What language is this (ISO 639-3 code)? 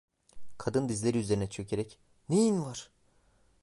tur